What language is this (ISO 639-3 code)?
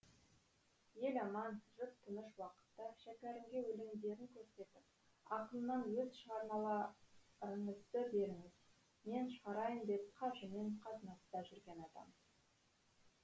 kaz